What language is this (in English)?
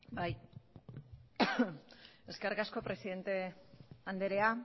Basque